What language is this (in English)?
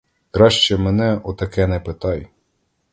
Ukrainian